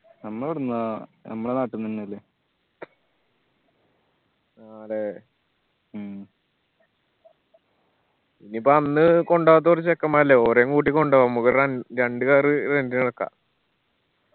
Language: Malayalam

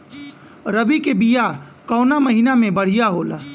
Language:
Bhojpuri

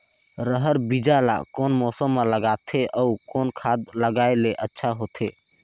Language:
Chhattisgarhi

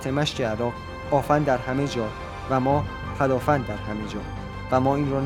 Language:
Persian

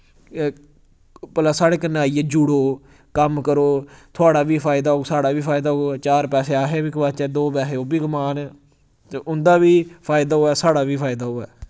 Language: Dogri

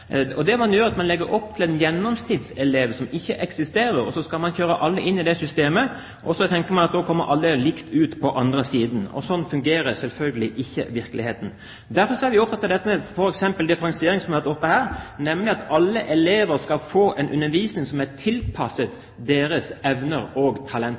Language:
Norwegian Bokmål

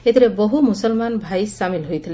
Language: Odia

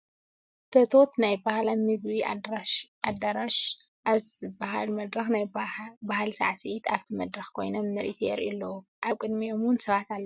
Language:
Tigrinya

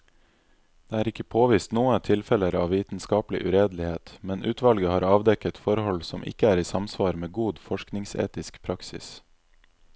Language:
Norwegian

